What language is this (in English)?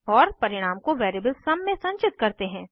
Hindi